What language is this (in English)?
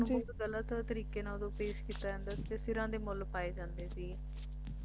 Punjabi